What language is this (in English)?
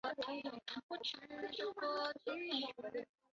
Chinese